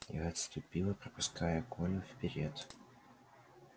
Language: Russian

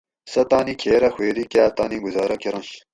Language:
Gawri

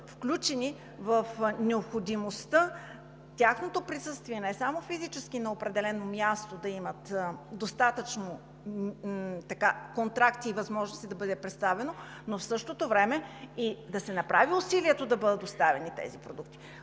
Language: Bulgarian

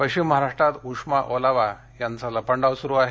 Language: Marathi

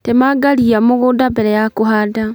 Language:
Kikuyu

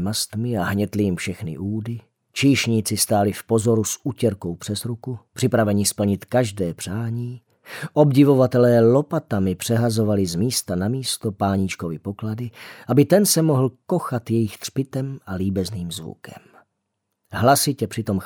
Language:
Czech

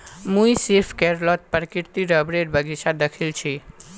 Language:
Magahi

